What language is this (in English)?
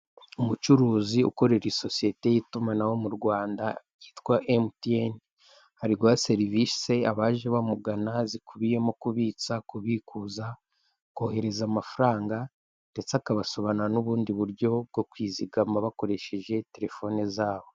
Kinyarwanda